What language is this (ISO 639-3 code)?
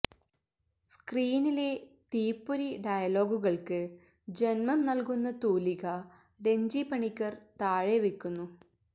mal